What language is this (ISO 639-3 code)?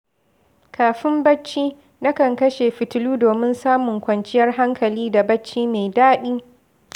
hau